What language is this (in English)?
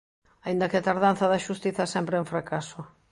Galician